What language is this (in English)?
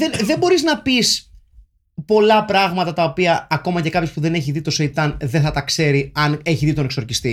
Greek